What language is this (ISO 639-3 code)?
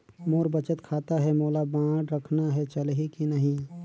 hne